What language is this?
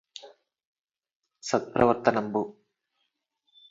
Telugu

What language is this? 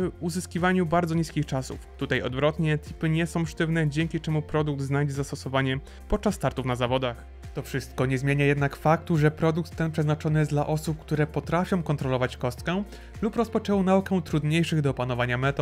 Polish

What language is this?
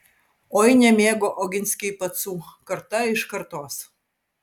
Lithuanian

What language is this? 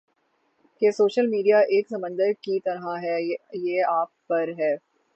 Urdu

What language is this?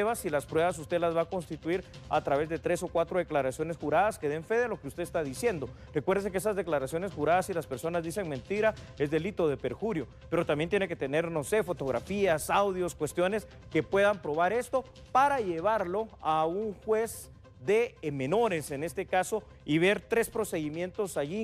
Spanish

